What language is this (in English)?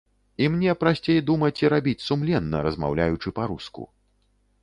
Belarusian